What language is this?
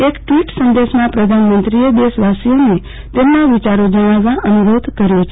Gujarati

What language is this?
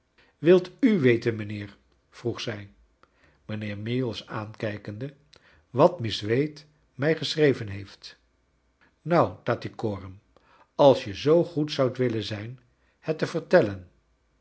Dutch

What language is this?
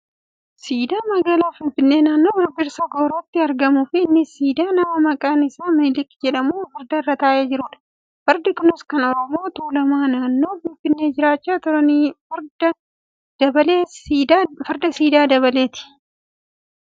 Oromo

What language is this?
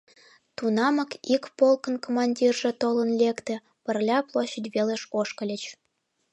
Mari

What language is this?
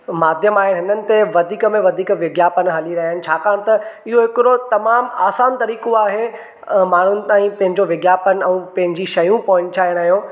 Sindhi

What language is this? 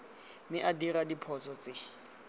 Tswana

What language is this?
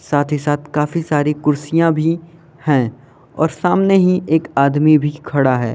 Hindi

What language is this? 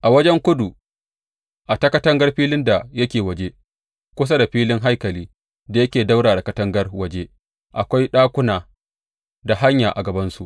Hausa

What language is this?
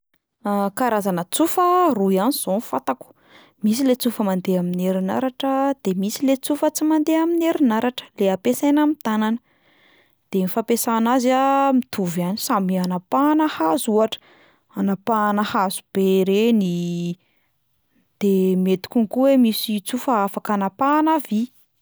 Malagasy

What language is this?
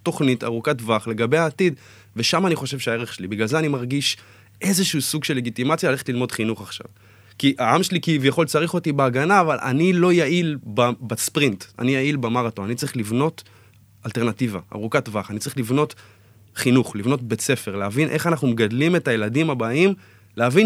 Hebrew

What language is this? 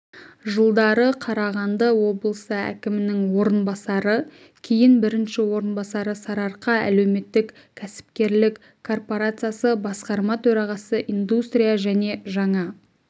Kazakh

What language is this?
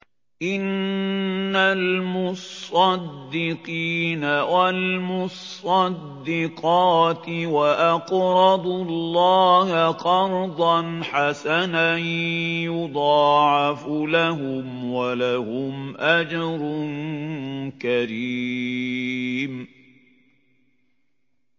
Arabic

